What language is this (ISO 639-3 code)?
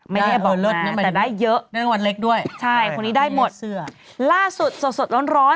tha